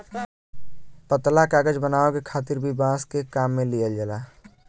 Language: Bhojpuri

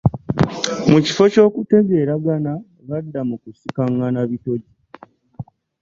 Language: Ganda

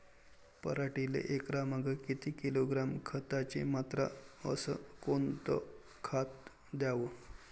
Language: Marathi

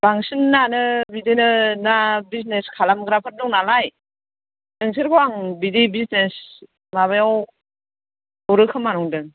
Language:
Bodo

